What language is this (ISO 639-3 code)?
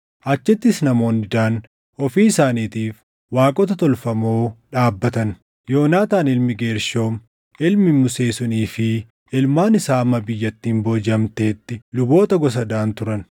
orm